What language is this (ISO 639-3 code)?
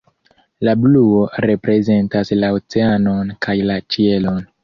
epo